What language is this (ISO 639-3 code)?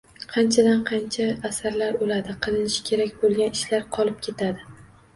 uzb